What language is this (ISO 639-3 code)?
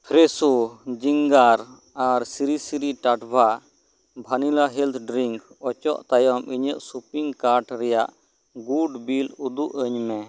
sat